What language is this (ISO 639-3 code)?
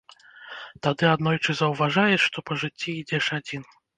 bel